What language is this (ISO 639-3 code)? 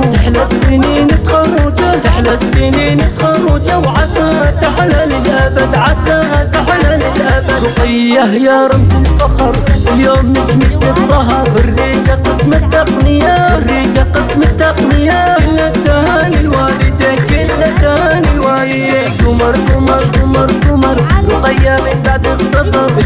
ara